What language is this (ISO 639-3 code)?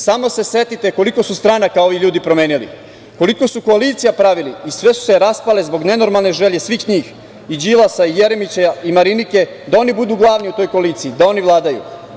srp